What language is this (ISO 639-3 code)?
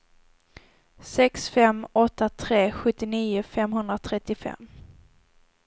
swe